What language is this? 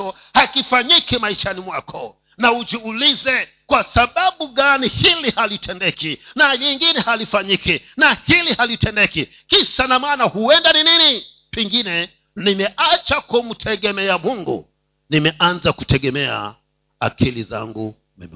Swahili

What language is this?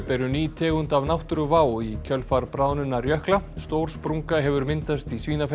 Icelandic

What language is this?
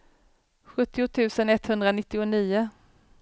Swedish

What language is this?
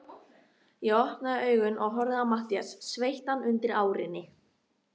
Icelandic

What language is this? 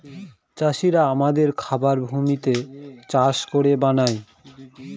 Bangla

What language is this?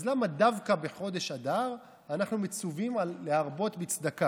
Hebrew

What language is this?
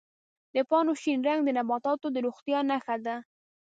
Pashto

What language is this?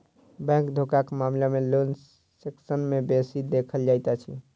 Maithili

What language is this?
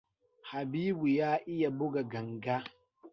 Hausa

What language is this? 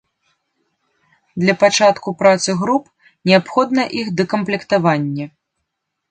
Belarusian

